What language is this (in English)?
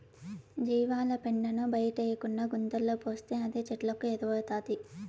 Telugu